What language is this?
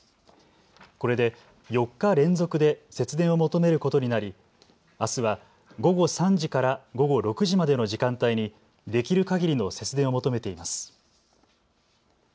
Japanese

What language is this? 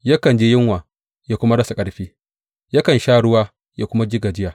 Hausa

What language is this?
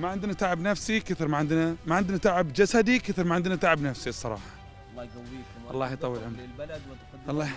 Arabic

